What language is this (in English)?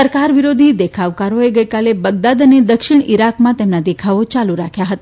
Gujarati